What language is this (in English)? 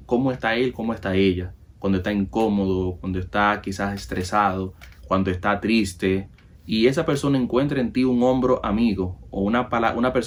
Spanish